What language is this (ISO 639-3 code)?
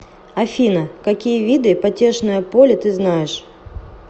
rus